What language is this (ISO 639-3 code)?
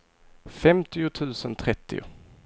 swe